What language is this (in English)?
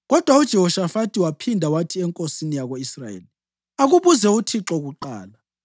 North Ndebele